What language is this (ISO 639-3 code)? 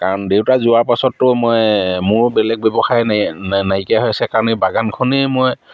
asm